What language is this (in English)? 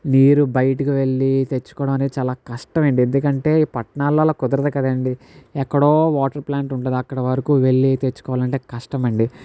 Telugu